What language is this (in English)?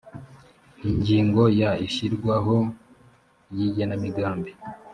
Kinyarwanda